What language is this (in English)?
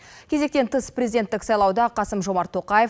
Kazakh